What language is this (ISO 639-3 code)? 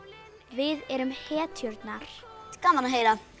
isl